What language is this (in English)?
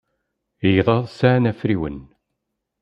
Kabyle